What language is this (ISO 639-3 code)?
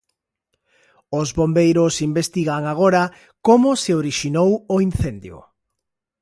glg